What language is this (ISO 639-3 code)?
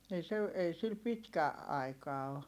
fin